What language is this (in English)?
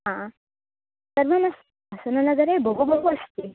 Sanskrit